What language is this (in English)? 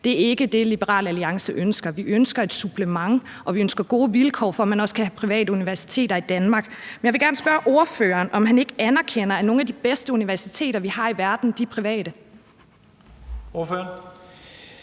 Danish